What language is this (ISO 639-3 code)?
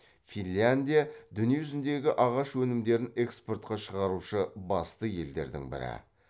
kaz